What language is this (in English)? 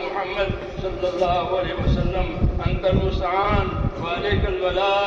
Arabic